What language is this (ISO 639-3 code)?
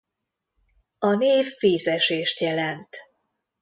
hun